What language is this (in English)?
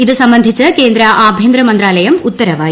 Malayalam